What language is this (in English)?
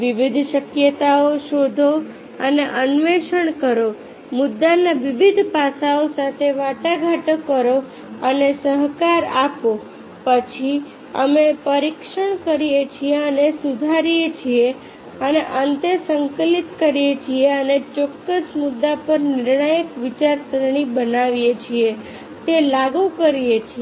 Gujarati